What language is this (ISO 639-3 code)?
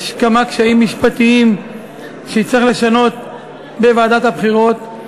heb